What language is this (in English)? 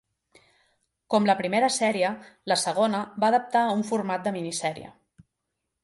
Catalan